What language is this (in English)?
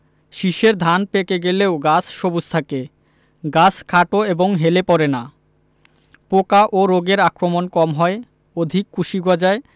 Bangla